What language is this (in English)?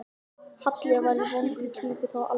Icelandic